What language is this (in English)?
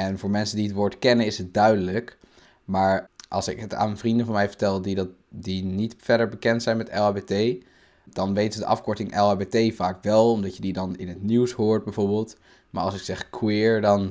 Dutch